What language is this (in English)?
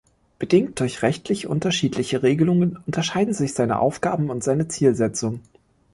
German